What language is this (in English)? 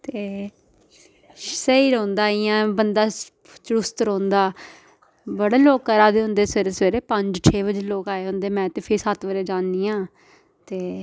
Dogri